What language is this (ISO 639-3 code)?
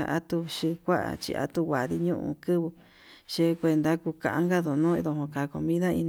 mab